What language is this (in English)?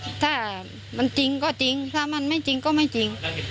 Thai